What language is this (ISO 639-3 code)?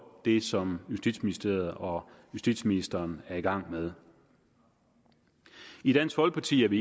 dan